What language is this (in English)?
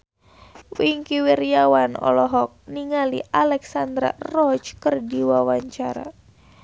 Sundanese